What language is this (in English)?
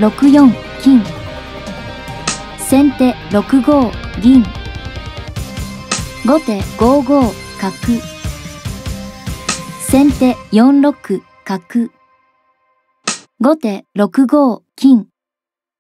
Japanese